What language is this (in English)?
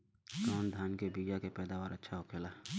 Bhojpuri